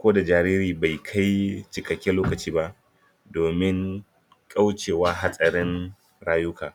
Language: Hausa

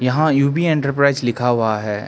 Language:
Hindi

